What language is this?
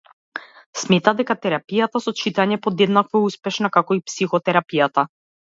Macedonian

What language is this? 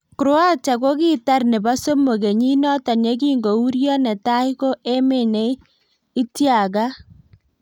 Kalenjin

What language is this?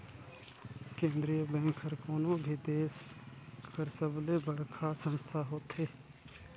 Chhattisgarhi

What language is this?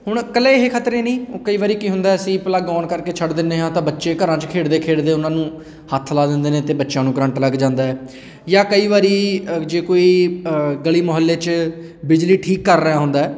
Punjabi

